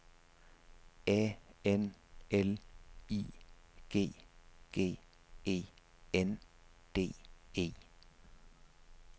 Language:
Danish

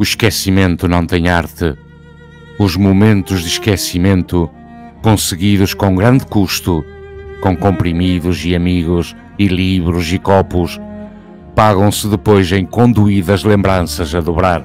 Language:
Portuguese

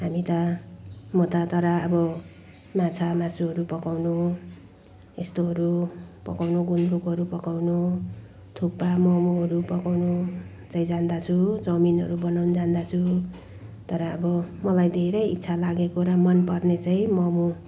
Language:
Nepali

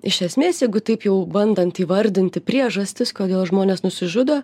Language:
Lithuanian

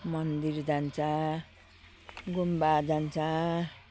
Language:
Nepali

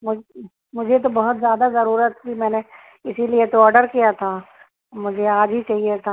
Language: Urdu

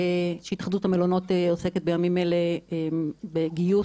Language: Hebrew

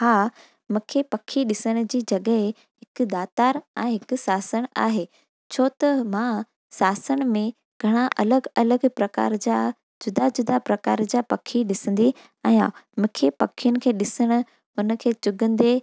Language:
Sindhi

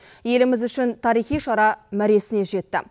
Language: Kazakh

